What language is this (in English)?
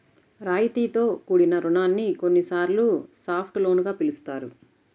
Telugu